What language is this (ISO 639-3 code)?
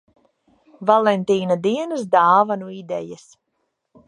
lav